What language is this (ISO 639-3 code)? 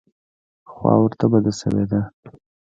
pus